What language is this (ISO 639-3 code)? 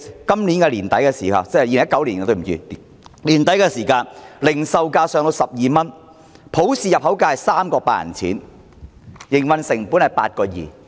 yue